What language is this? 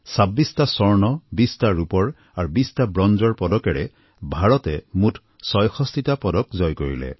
Assamese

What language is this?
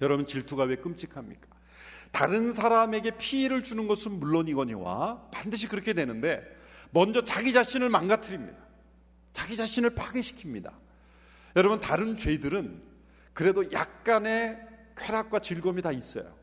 Korean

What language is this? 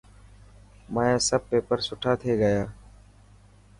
Dhatki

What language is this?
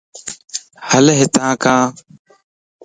Lasi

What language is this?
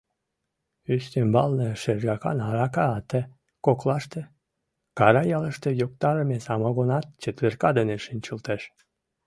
Mari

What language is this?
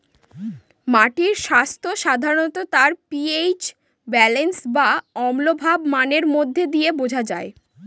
Bangla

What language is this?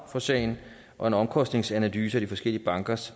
Danish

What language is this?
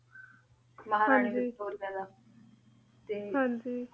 Punjabi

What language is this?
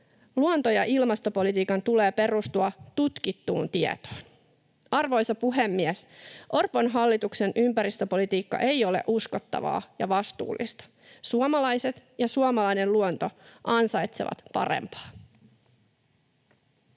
Finnish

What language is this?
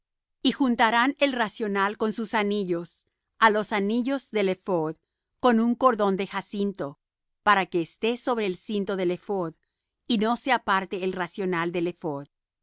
Spanish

